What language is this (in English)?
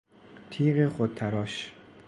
Persian